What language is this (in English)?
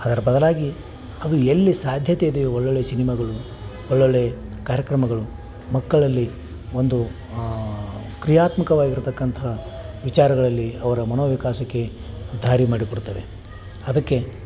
Kannada